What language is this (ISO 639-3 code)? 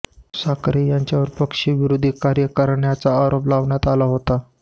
mar